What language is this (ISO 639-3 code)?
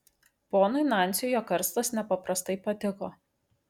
lit